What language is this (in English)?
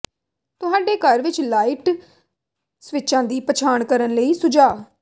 Punjabi